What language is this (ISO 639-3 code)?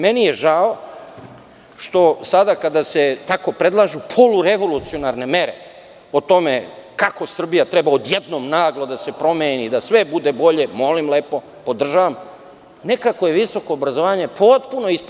srp